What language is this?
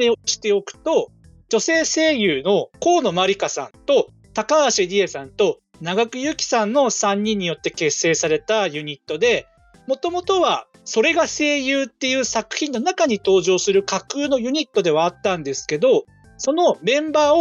Japanese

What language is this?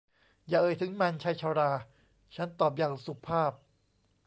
Thai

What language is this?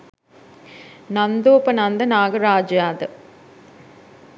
Sinhala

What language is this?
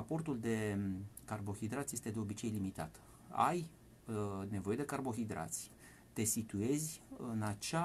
Romanian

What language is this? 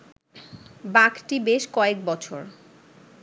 Bangla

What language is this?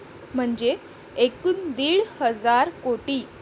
Marathi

